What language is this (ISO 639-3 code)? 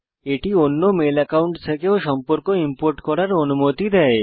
ben